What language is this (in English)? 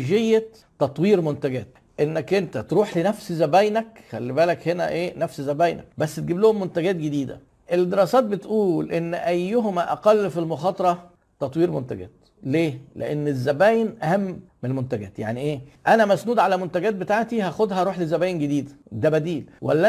Arabic